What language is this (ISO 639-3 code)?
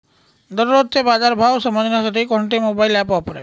mar